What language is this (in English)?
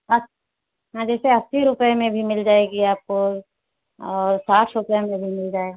Hindi